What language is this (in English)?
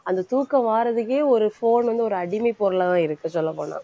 Tamil